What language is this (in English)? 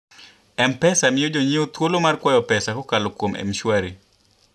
Luo (Kenya and Tanzania)